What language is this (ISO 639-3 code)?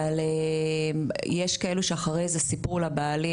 heb